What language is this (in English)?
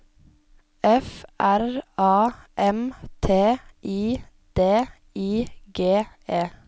Norwegian